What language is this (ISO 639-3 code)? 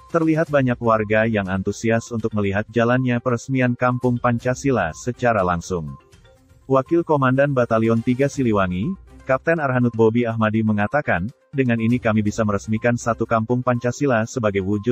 ind